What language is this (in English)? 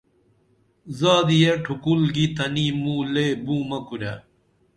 Dameli